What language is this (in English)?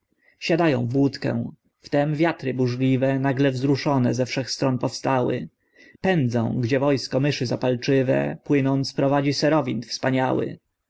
Polish